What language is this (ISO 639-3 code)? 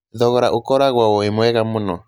kik